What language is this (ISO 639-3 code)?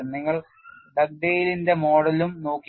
mal